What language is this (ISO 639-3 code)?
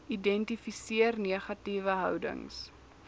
afr